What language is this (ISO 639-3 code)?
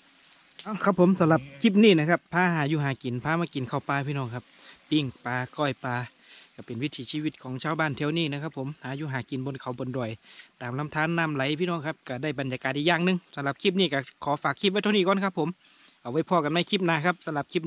tha